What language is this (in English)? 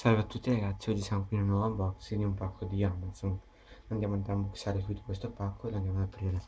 Italian